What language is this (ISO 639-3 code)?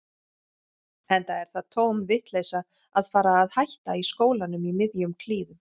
isl